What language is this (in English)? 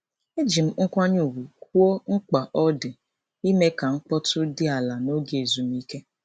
Igbo